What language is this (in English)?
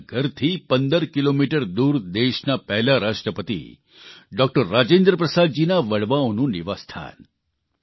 Gujarati